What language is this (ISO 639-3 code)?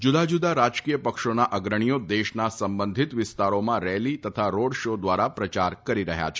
guj